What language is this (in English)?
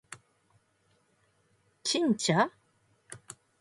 Japanese